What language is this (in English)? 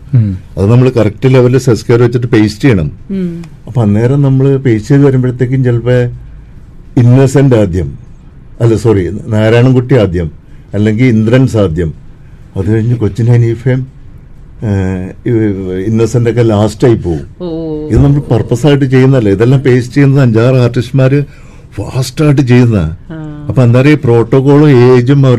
Malayalam